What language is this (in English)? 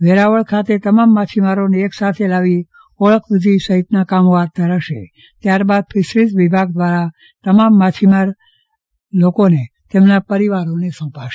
Gujarati